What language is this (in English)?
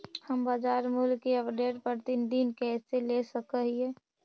Magahi